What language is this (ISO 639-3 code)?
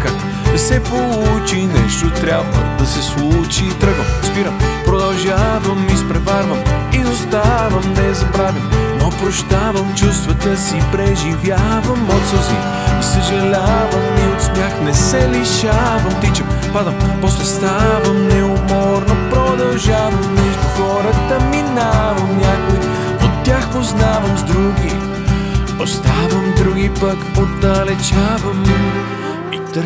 bul